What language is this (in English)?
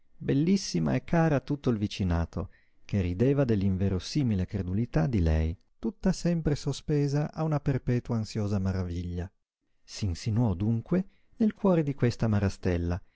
Italian